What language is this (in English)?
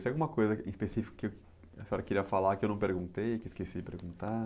Portuguese